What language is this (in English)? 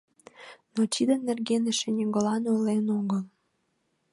Mari